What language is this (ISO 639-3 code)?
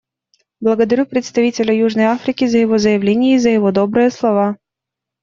rus